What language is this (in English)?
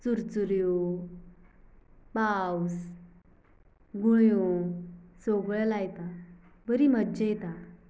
Konkani